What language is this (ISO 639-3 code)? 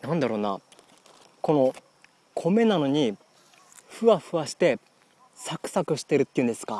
jpn